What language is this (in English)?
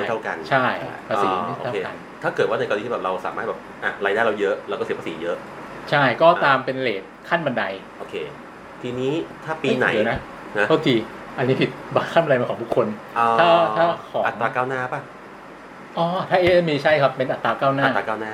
Thai